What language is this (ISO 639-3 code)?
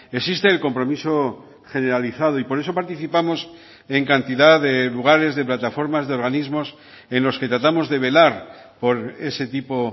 spa